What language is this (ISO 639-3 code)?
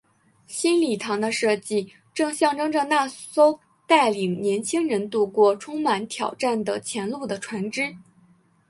zho